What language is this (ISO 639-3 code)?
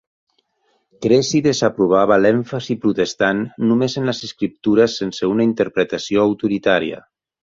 cat